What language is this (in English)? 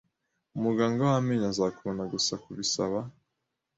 Kinyarwanda